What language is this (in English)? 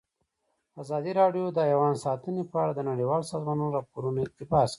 Pashto